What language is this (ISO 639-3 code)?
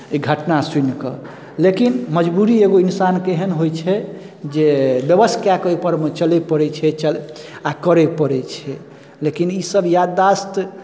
mai